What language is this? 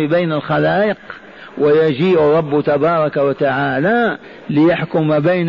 Arabic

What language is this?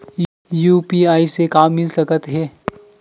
Chhattisgarhi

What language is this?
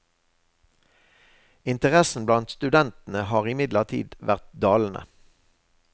Norwegian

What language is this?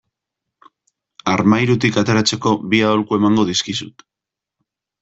Basque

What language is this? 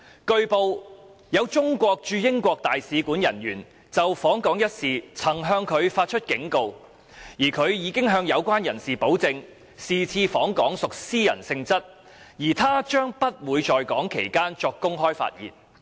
Cantonese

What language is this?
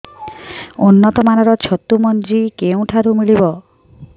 Odia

